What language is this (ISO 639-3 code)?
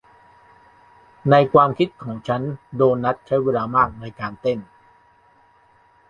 tha